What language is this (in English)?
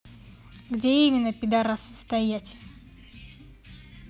Russian